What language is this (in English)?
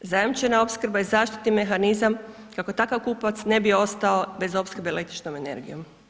Croatian